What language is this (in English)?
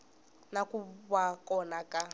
Tsonga